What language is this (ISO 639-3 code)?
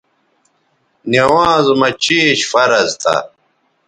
btv